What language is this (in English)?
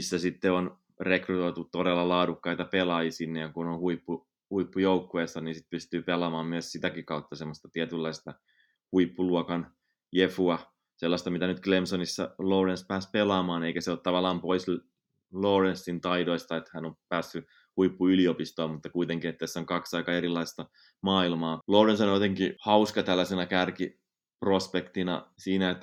Finnish